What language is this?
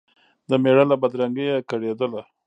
Pashto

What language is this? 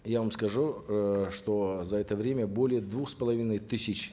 Kazakh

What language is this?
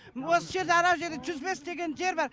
Kazakh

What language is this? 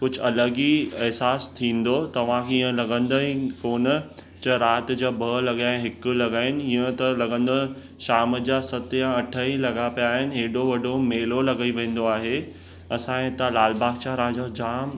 Sindhi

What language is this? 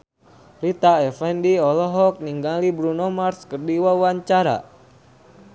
Sundanese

